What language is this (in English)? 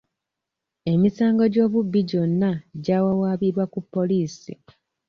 Ganda